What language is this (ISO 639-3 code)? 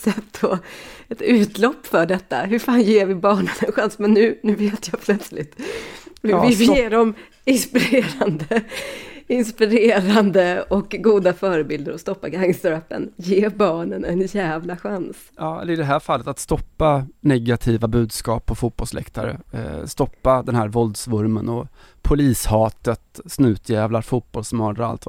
swe